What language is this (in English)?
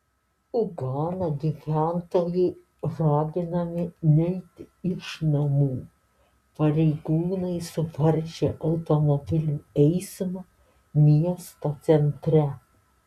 Lithuanian